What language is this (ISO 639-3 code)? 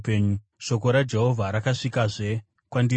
sna